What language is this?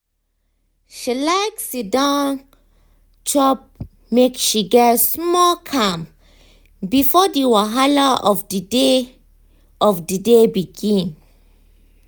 Nigerian Pidgin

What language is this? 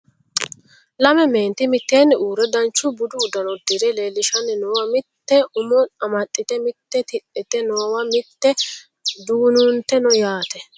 Sidamo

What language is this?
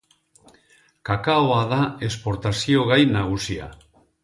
Basque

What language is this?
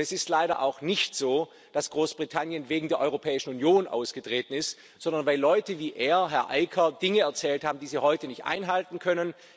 German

